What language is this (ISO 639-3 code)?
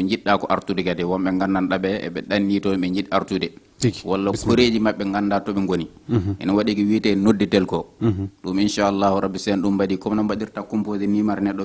ind